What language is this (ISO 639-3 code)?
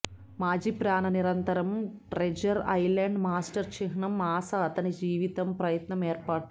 tel